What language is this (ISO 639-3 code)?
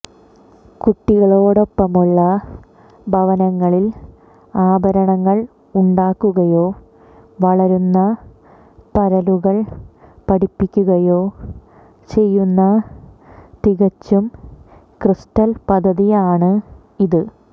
mal